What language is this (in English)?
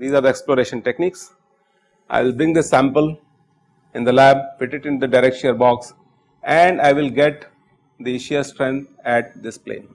English